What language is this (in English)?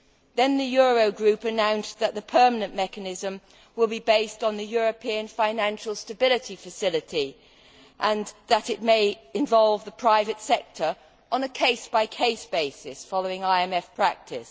English